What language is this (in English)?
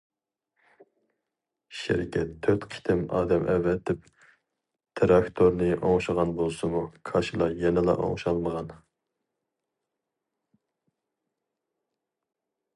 Uyghur